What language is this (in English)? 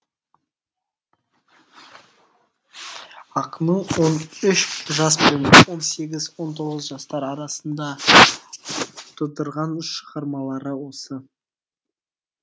Kazakh